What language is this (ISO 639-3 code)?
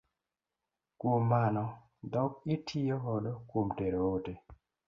luo